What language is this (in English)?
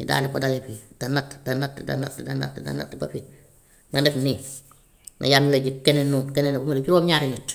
Gambian Wolof